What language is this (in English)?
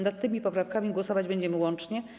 Polish